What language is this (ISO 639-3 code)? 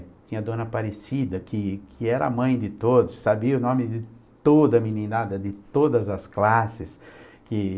por